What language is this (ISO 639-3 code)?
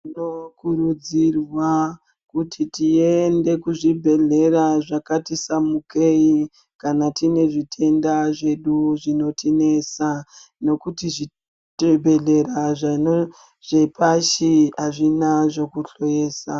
ndc